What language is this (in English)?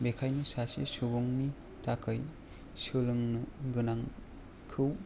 Bodo